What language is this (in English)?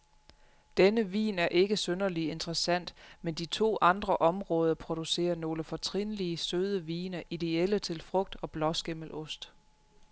Danish